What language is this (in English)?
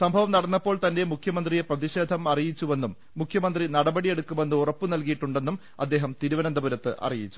Malayalam